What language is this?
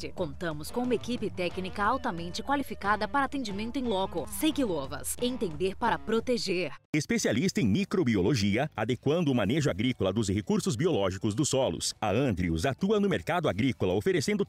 Portuguese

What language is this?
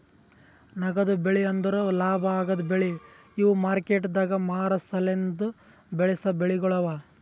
Kannada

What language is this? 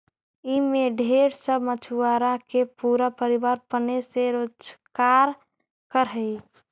Magahi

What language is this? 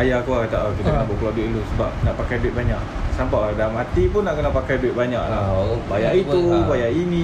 Malay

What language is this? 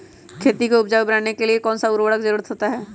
Magahi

